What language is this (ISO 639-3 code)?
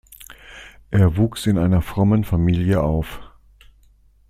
deu